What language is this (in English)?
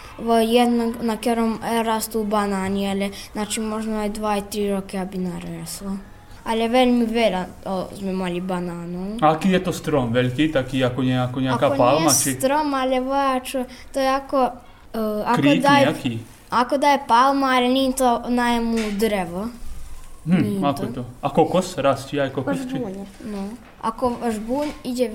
Slovak